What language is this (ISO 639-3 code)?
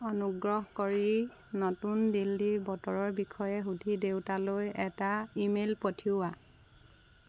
asm